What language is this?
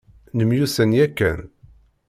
Kabyle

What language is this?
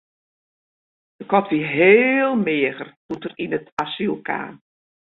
Western Frisian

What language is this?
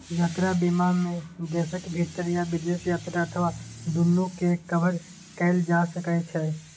Maithili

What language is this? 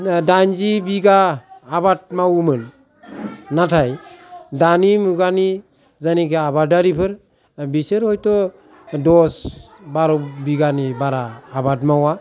Bodo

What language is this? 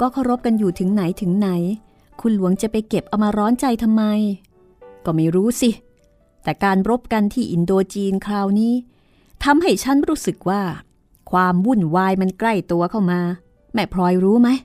Thai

